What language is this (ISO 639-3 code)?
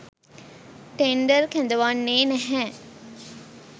sin